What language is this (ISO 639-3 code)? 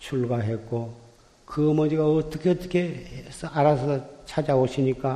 kor